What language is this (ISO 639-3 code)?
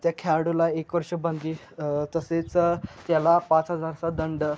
mar